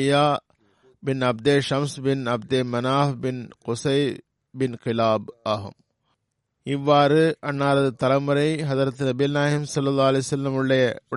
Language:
Tamil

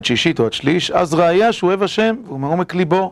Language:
Hebrew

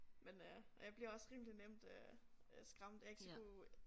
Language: Danish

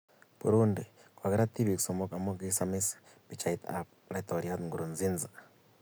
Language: Kalenjin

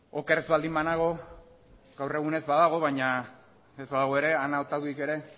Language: Basque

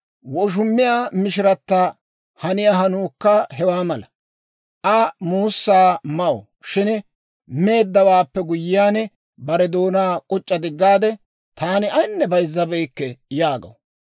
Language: Dawro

